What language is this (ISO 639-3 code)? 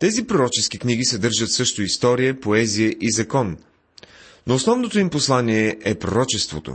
bul